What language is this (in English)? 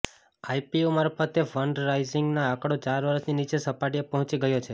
Gujarati